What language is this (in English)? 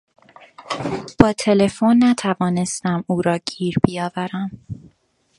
Persian